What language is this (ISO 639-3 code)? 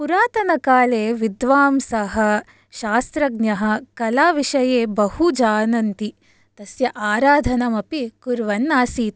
san